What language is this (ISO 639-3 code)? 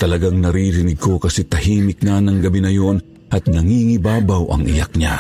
fil